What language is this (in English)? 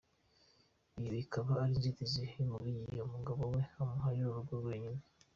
Kinyarwanda